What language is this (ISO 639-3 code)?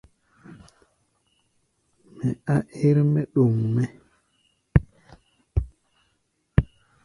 gba